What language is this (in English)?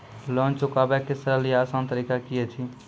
Maithili